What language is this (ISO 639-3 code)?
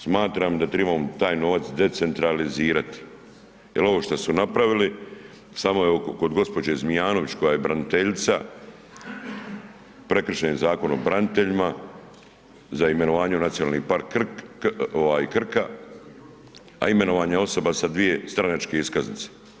hrv